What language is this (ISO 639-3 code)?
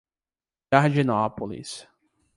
por